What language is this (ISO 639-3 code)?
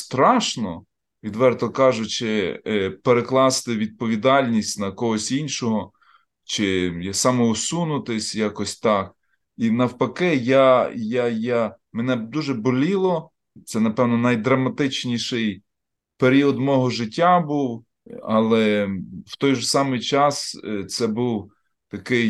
ukr